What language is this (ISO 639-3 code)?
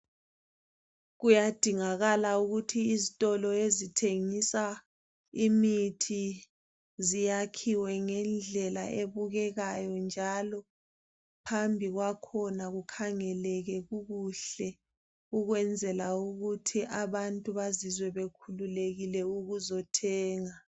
nde